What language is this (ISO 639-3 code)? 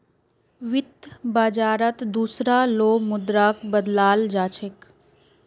mag